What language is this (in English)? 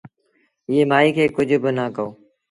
Sindhi Bhil